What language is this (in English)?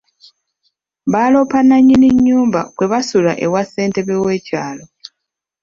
Ganda